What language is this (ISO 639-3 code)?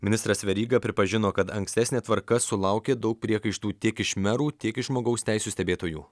lit